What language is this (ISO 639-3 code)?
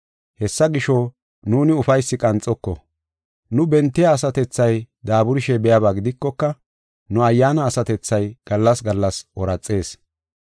gof